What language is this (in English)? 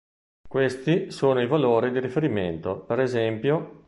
Italian